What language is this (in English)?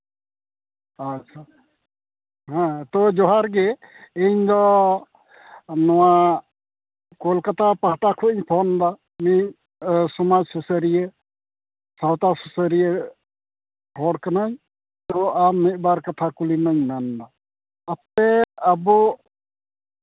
Santali